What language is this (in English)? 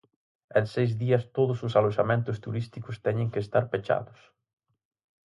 Galician